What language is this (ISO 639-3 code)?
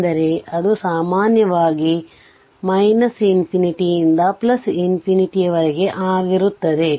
kan